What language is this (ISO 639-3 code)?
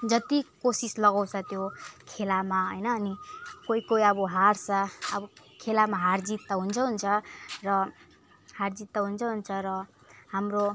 nep